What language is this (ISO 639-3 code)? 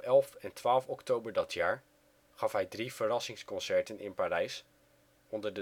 nld